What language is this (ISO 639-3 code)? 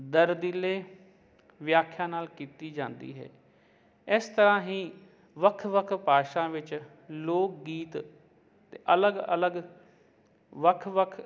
pan